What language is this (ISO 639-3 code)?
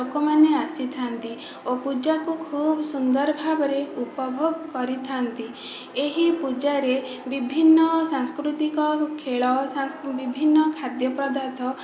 ori